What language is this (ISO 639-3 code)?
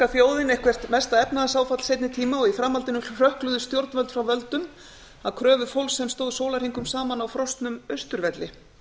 isl